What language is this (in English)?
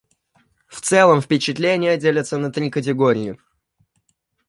Russian